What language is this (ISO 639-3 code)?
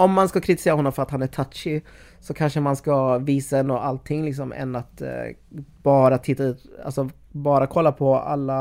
swe